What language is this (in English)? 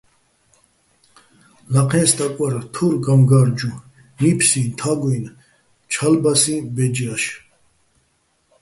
Bats